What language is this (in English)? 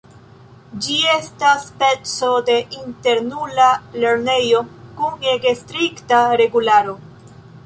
Esperanto